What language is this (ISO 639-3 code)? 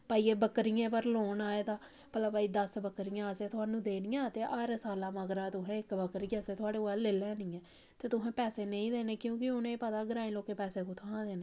doi